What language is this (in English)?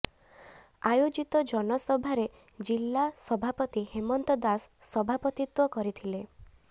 Odia